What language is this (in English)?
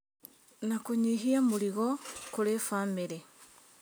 Kikuyu